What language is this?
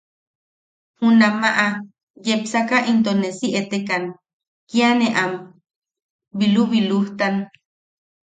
Yaqui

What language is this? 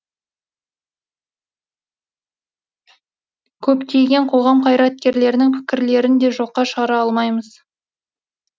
Kazakh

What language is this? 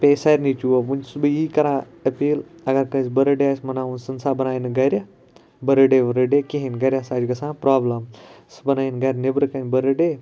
Kashmiri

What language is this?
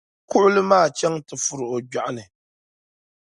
Dagbani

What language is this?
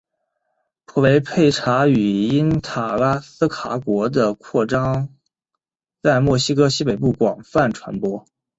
Chinese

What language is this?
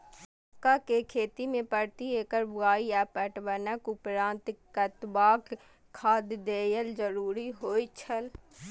Maithili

